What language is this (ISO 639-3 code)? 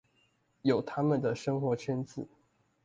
zho